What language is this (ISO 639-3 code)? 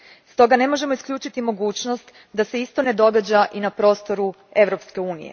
hrv